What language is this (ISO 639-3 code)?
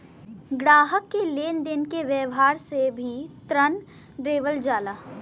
bho